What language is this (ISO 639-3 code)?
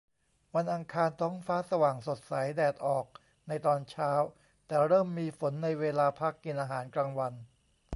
tha